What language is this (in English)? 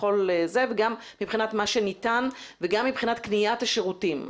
Hebrew